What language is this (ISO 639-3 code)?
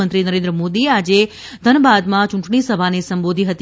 guj